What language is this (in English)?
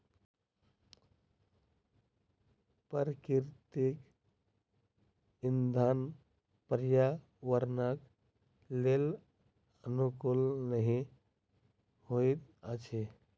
Maithili